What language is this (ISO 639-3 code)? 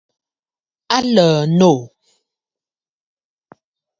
bfd